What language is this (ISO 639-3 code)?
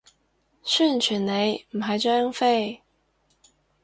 yue